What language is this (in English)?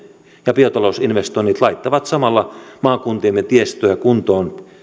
Finnish